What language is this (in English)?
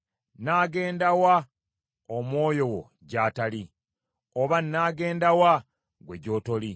Ganda